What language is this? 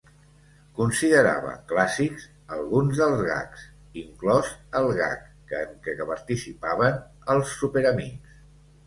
Catalan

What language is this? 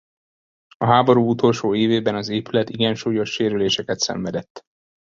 Hungarian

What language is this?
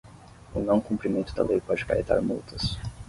Portuguese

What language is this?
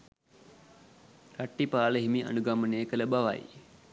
Sinhala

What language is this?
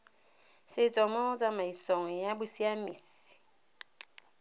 Tswana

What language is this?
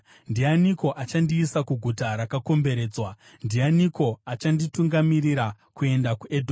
Shona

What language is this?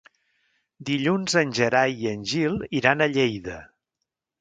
Catalan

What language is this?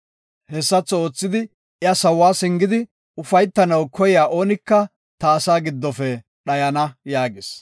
Gofa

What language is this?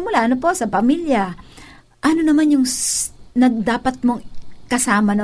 Filipino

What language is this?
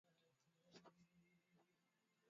Swahili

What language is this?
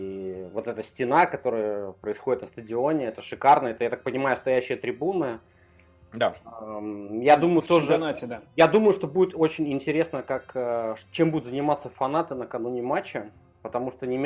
Russian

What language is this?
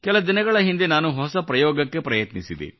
Kannada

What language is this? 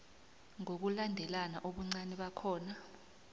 South Ndebele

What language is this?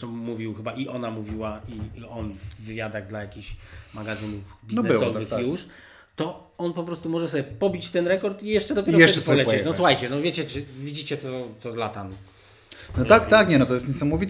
Polish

